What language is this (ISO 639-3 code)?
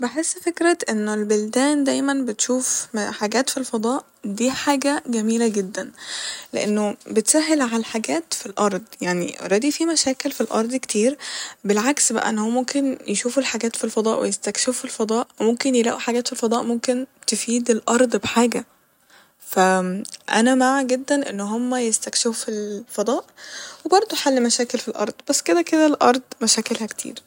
arz